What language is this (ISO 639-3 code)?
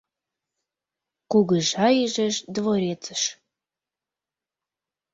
chm